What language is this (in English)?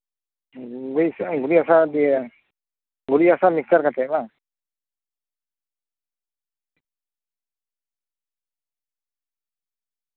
Santali